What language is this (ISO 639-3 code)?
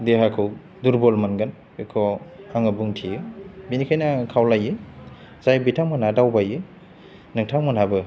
brx